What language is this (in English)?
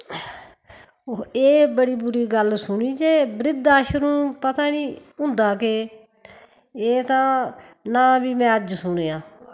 Dogri